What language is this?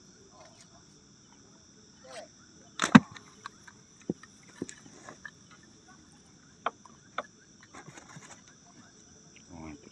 Indonesian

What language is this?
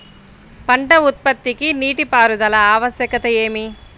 Telugu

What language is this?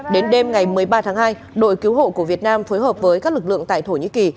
Vietnamese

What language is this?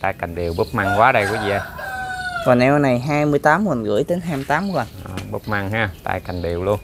Vietnamese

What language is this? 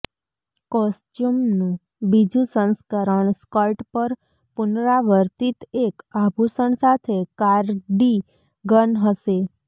Gujarati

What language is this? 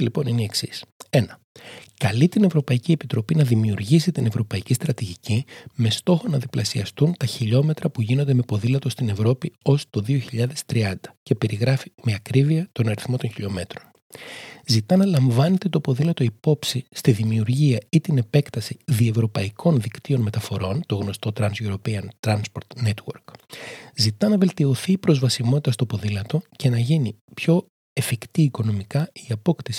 Greek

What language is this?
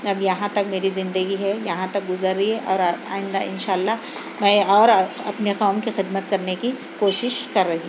Urdu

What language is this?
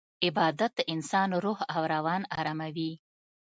Pashto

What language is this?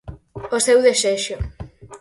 Galician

